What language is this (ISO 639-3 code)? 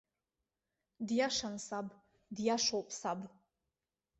abk